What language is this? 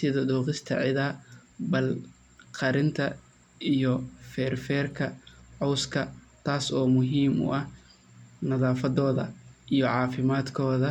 Somali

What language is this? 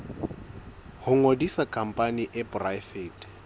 Southern Sotho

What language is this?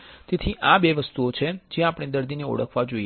Gujarati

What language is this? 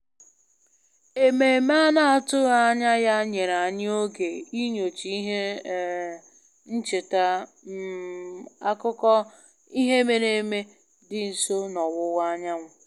Igbo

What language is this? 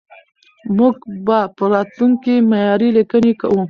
Pashto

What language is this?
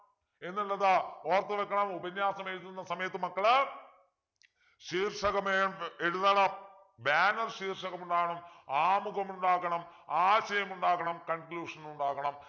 Malayalam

